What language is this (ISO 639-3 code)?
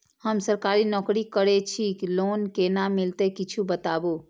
mai